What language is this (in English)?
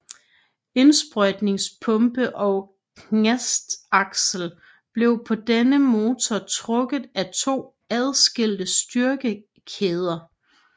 Danish